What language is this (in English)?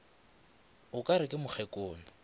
Northern Sotho